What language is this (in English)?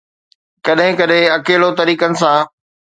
Sindhi